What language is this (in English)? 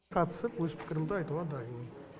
Kazakh